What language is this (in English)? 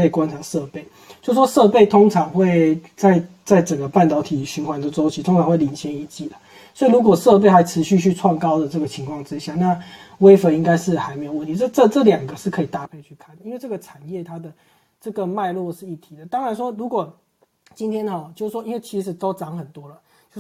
Chinese